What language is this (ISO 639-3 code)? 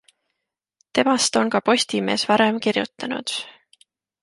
est